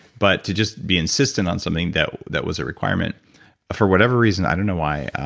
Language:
English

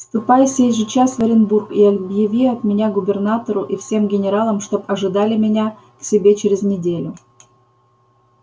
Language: Russian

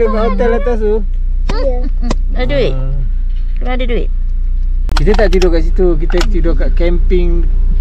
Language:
Malay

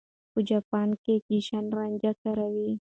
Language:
Pashto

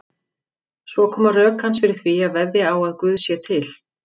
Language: Icelandic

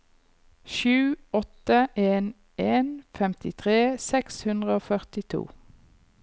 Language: Norwegian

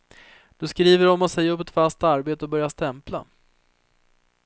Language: Swedish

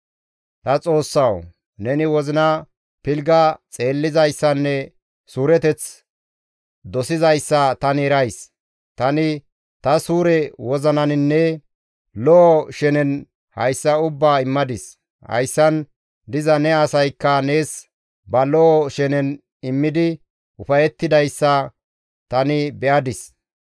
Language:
Gamo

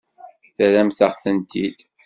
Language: Kabyle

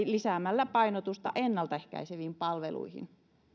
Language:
Finnish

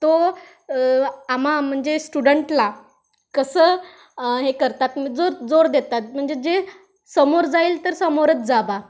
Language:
Marathi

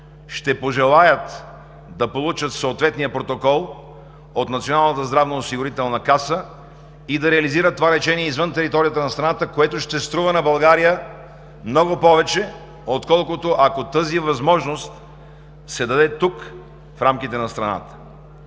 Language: Bulgarian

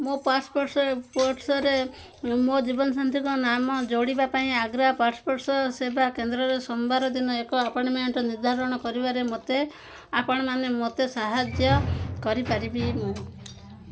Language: Odia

